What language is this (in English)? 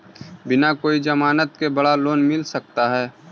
Magahi